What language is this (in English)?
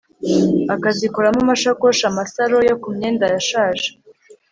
Kinyarwanda